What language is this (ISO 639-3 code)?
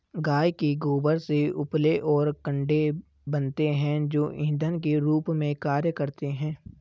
hin